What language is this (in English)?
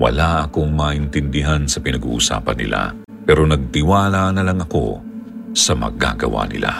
Filipino